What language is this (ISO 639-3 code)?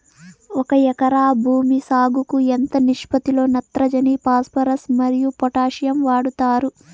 tel